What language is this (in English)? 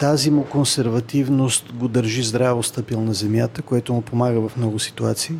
Bulgarian